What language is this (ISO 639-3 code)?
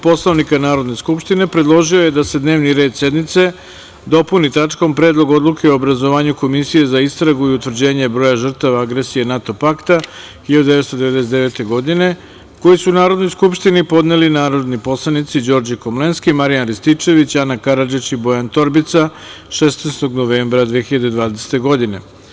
srp